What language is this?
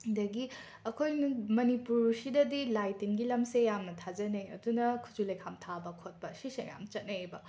Manipuri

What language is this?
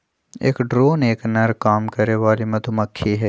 Magahi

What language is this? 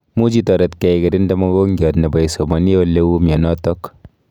Kalenjin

